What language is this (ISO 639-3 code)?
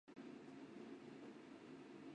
zho